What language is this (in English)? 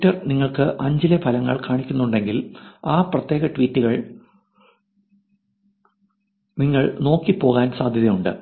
Malayalam